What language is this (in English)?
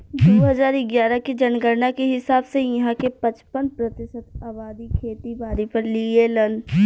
Bhojpuri